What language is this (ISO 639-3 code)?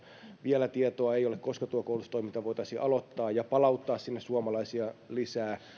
fin